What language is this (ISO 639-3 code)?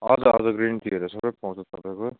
nep